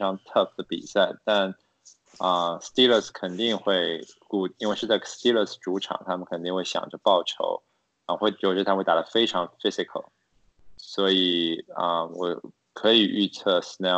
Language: Chinese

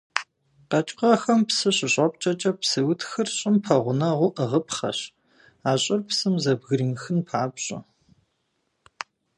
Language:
Kabardian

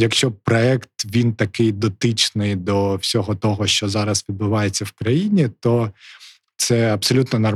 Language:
Ukrainian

